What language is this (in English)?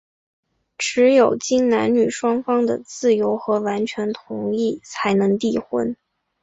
Chinese